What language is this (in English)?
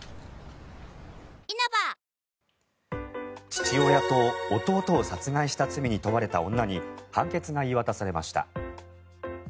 Japanese